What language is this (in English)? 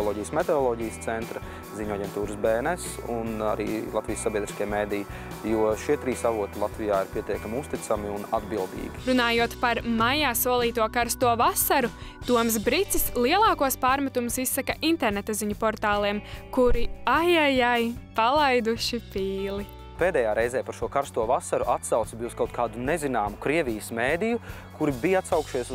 Latvian